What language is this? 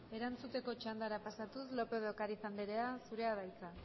Basque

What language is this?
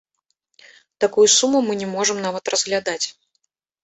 Belarusian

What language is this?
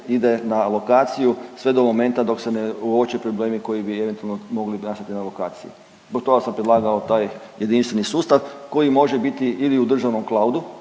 Croatian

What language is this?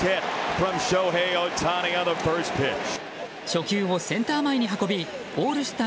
Japanese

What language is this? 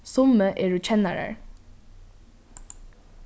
Faroese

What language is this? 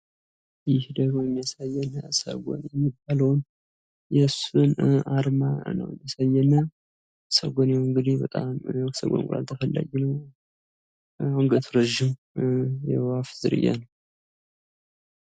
Amharic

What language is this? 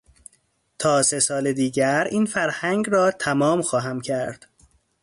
Persian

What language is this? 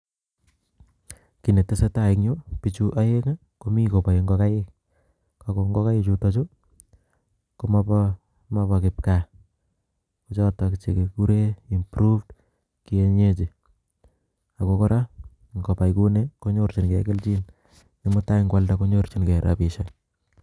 Kalenjin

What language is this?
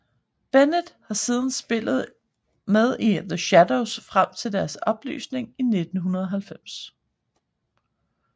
Danish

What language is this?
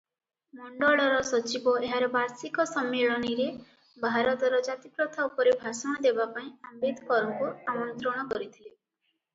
Odia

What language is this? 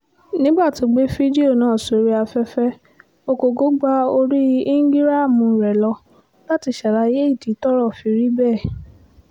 Yoruba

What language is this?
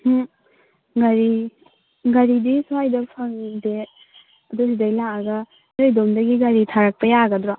Manipuri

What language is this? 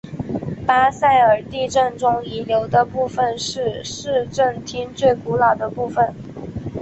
Chinese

